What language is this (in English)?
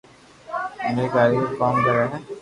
Loarki